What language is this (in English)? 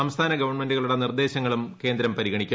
Malayalam